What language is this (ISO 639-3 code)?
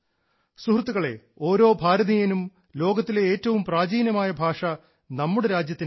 mal